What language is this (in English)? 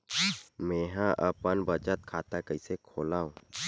Chhattisgarhi